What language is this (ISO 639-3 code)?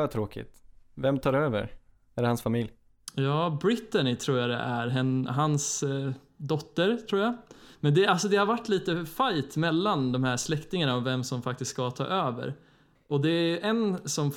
swe